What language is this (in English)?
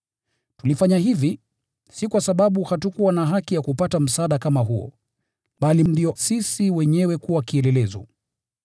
Swahili